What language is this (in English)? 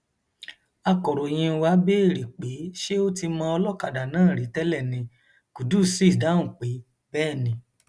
Yoruba